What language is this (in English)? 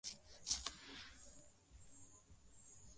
Swahili